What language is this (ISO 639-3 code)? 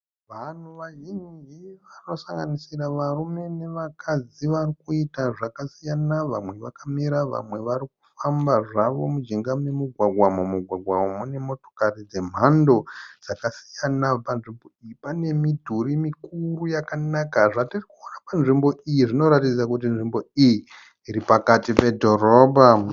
sna